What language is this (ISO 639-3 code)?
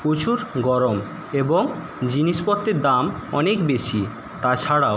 ben